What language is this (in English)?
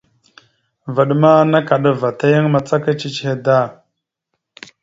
Mada (Cameroon)